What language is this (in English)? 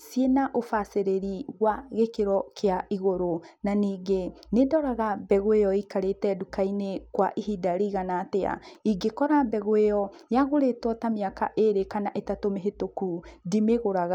Kikuyu